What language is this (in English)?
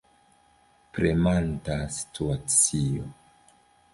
Esperanto